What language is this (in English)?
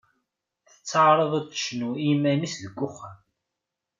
Kabyle